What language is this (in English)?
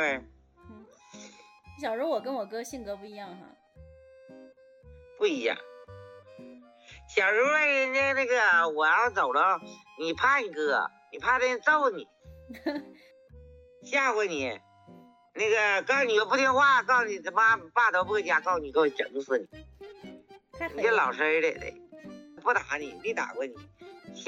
Chinese